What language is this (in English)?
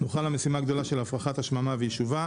Hebrew